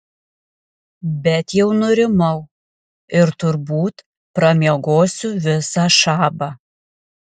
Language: Lithuanian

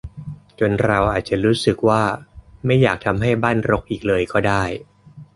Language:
Thai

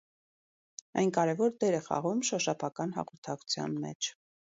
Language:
Armenian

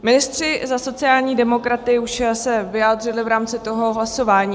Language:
Czech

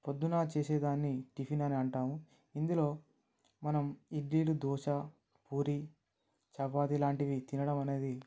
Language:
Telugu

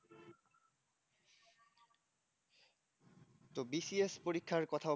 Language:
Bangla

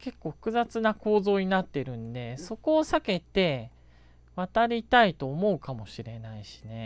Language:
Japanese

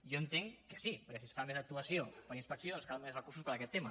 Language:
Catalan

